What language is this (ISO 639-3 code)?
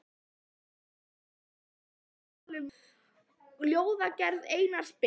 isl